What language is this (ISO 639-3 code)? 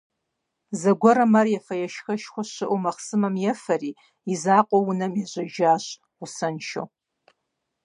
kbd